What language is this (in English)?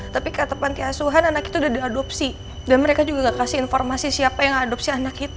Indonesian